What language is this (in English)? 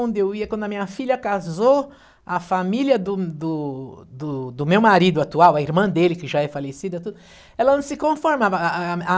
Portuguese